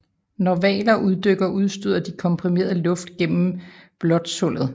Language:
Danish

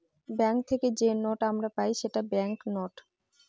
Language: Bangla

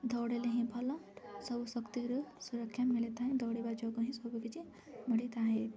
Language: Odia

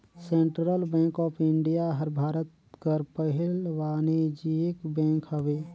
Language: Chhattisgarhi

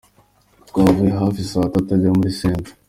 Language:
Kinyarwanda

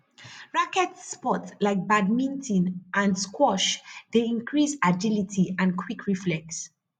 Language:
Nigerian Pidgin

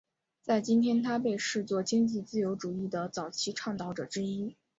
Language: Chinese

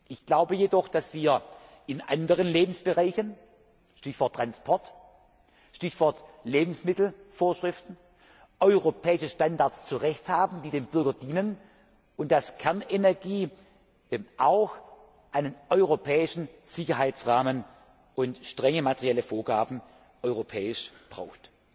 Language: German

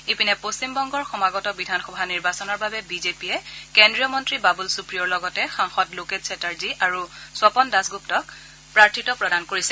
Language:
Assamese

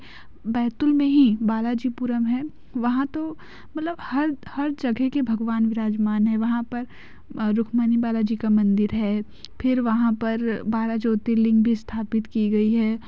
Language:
Hindi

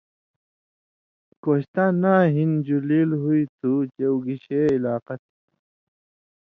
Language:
Indus Kohistani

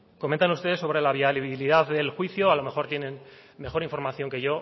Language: Spanish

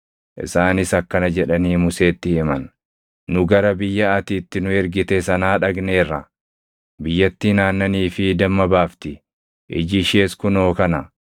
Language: Oromo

